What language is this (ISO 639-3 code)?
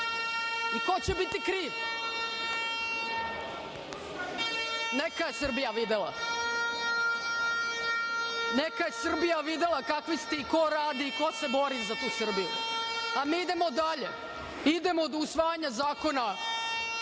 srp